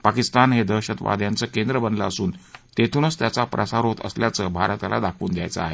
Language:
Marathi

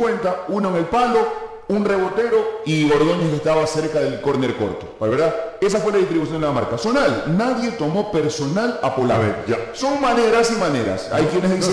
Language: Spanish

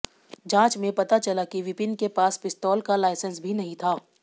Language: Hindi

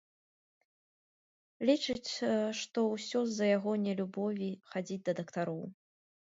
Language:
Belarusian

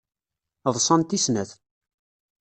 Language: Kabyle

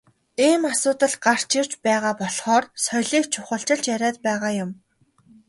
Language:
Mongolian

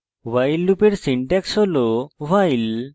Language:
Bangla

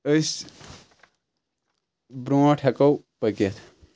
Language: Kashmiri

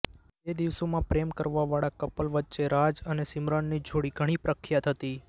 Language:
Gujarati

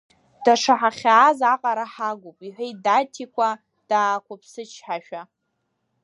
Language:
Abkhazian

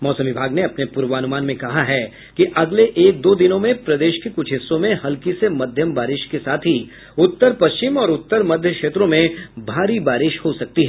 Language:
Hindi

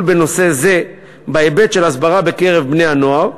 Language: Hebrew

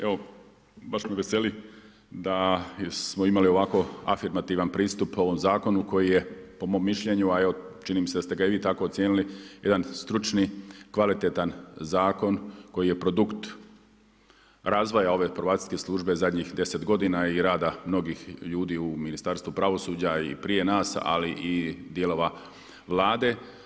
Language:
Croatian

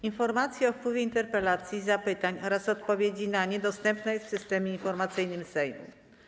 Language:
Polish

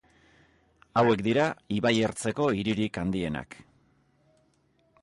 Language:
Basque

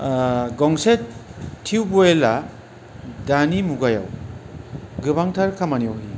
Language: Bodo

